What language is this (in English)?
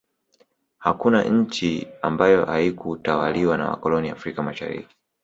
Swahili